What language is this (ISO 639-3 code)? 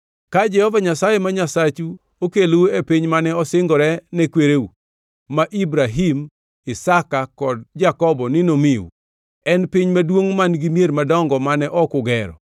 luo